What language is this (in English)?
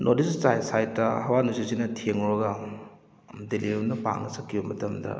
Manipuri